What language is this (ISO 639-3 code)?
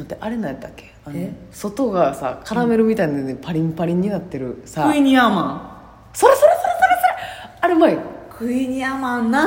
jpn